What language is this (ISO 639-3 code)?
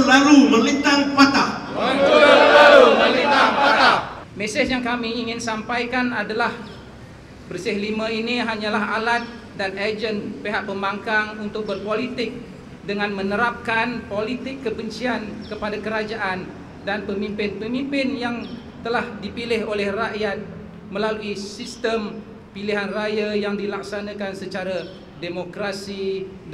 msa